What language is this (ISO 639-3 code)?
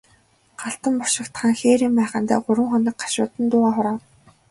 mon